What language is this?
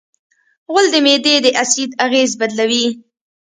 Pashto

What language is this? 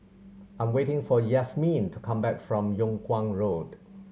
English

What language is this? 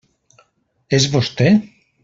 Catalan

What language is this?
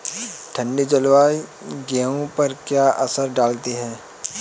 Hindi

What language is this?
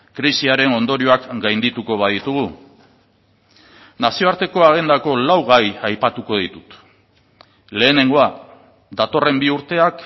Basque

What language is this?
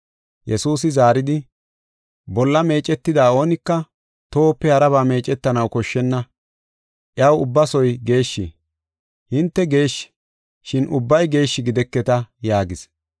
Gofa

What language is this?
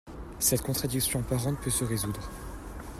French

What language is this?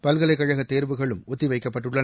Tamil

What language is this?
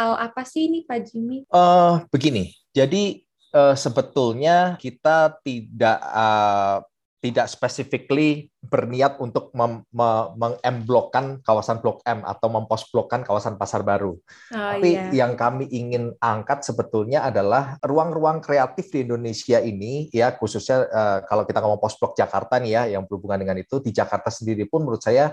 Indonesian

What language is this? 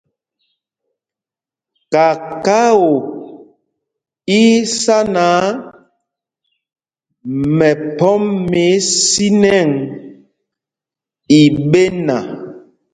Mpumpong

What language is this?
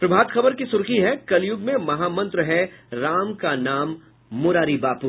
Hindi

